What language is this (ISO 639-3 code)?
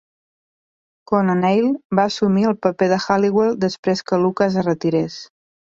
cat